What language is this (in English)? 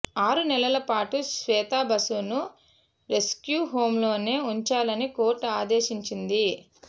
Telugu